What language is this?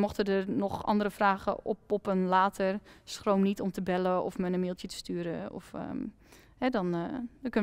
Dutch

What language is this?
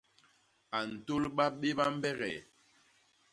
Basaa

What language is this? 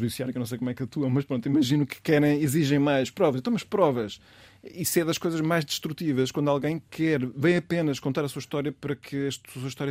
Portuguese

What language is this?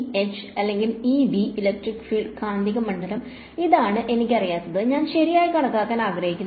Malayalam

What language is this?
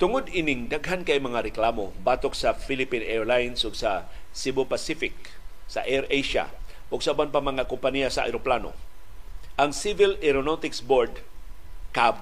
Filipino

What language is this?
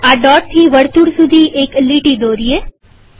Gujarati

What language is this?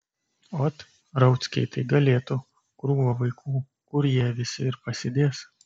Lithuanian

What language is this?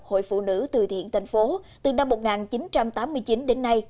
Vietnamese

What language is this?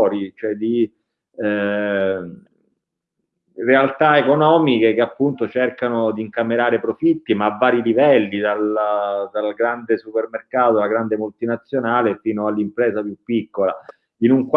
Italian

